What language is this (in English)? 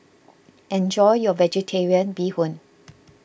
English